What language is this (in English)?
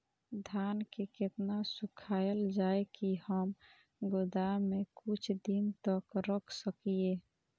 Maithili